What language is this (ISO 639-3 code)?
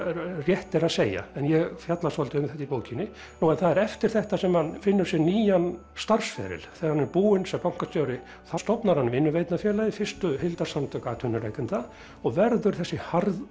isl